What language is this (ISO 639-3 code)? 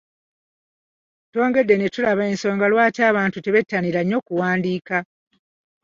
lug